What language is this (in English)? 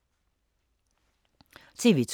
Danish